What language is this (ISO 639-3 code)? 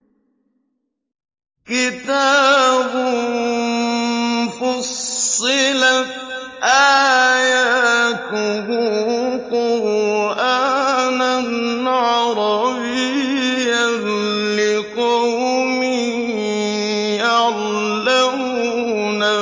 ara